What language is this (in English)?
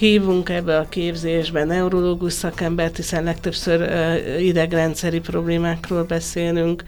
Hungarian